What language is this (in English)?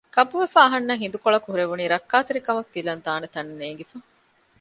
Divehi